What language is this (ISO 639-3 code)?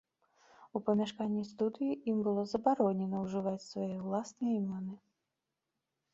bel